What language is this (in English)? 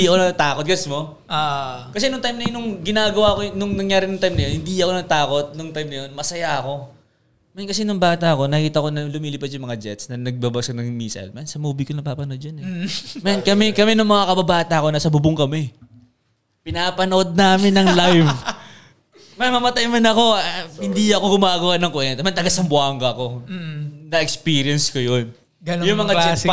Filipino